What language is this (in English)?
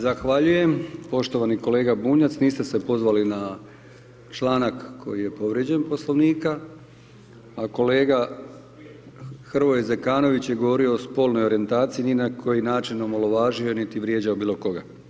Croatian